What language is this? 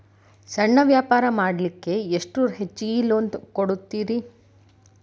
Kannada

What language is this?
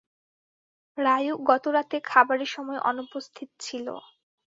Bangla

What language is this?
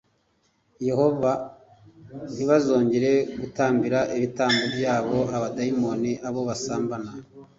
Kinyarwanda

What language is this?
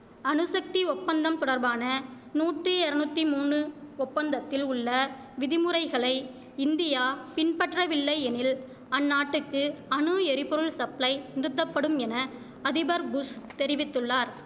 Tamil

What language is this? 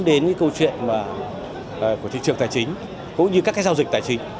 Vietnamese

